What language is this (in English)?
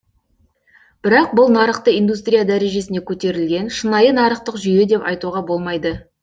Kazakh